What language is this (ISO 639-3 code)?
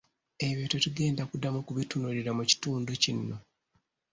lug